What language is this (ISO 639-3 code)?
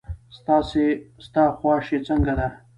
pus